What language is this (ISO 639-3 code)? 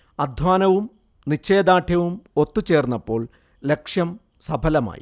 mal